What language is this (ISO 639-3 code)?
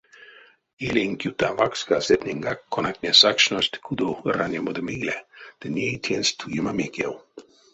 myv